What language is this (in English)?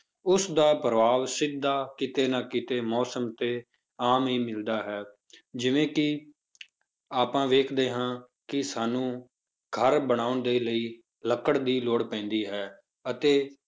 Punjabi